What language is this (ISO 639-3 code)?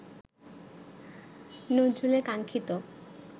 ben